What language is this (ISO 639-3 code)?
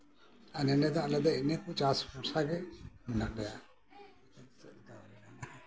sat